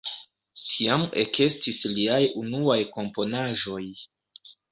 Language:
Esperanto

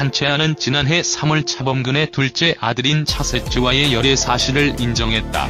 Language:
Korean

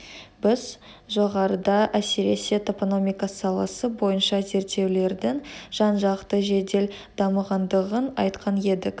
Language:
Kazakh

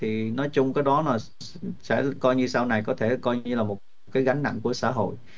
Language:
Vietnamese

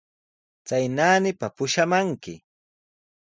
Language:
Sihuas Ancash Quechua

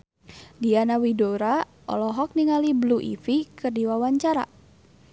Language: Sundanese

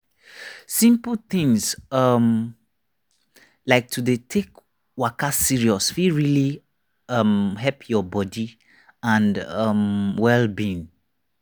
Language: Nigerian Pidgin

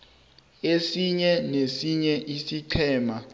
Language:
South Ndebele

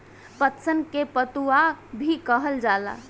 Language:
Bhojpuri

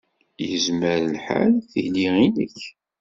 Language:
Kabyle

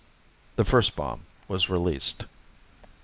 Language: English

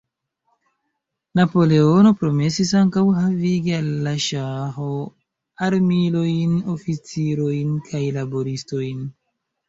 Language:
Esperanto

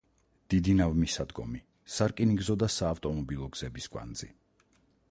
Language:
Georgian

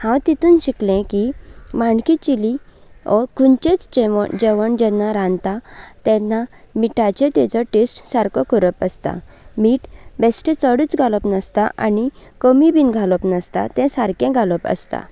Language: Konkani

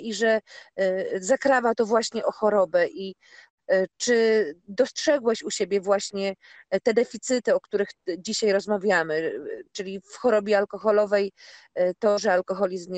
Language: Polish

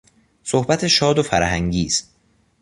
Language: Persian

